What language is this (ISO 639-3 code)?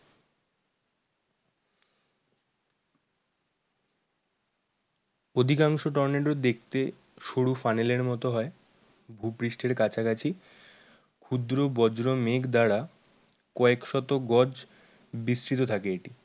ben